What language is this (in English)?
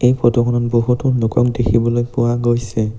Assamese